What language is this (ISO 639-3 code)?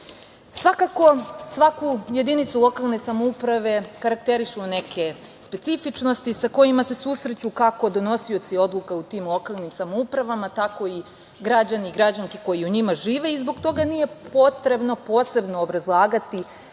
srp